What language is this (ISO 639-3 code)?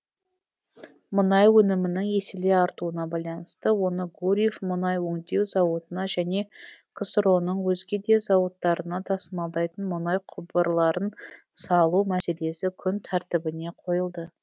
kaz